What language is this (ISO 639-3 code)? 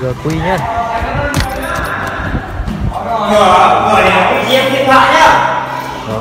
vie